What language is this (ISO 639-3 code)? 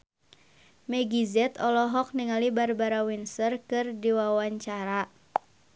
sun